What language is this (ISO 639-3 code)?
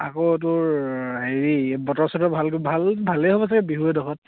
asm